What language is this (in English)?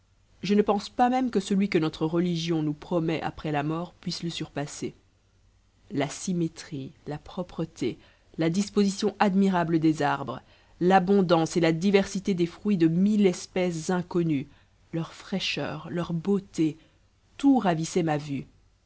French